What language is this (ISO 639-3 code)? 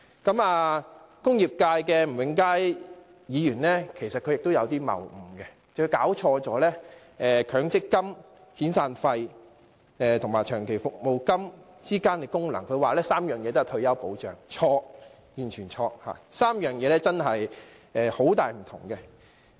yue